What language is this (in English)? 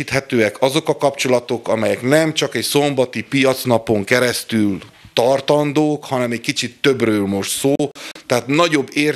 Hungarian